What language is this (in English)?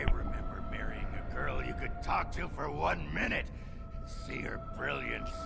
English